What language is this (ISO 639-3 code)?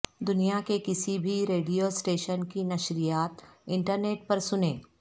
urd